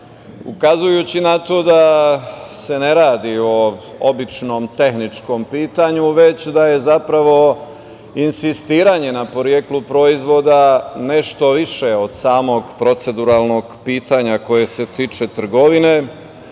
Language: Serbian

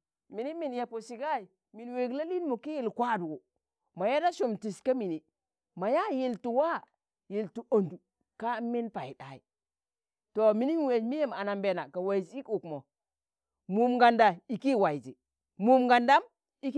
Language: Tangale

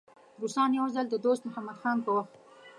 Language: Pashto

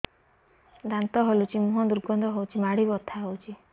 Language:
Odia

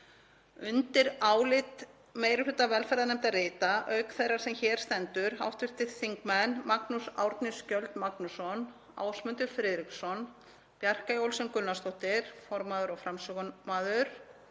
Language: Icelandic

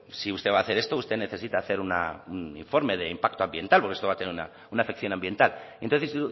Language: Spanish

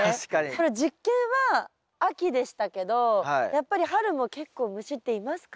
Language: Japanese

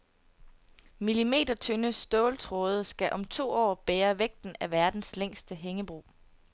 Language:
Danish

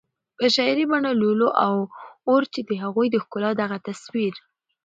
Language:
Pashto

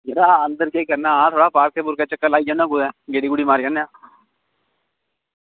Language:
Dogri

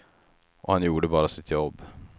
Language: Swedish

